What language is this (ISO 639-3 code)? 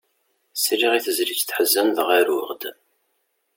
kab